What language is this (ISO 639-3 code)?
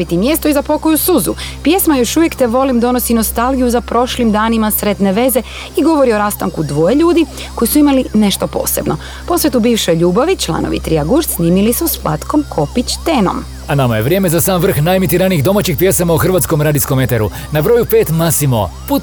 hrv